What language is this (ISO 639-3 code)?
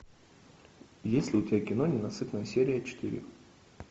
rus